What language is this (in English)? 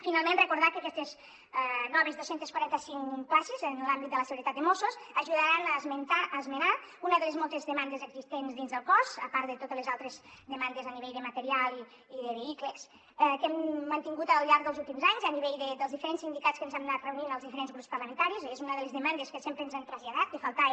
Catalan